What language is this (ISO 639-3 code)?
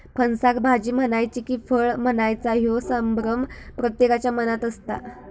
mar